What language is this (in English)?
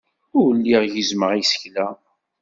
Kabyle